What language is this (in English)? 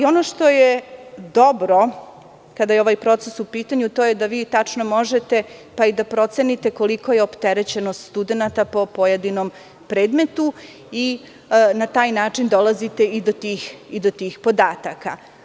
Serbian